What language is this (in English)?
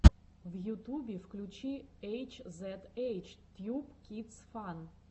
Russian